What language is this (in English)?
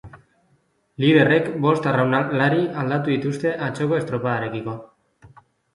Basque